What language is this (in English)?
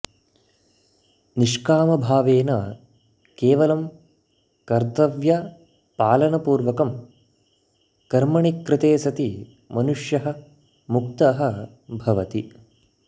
Sanskrit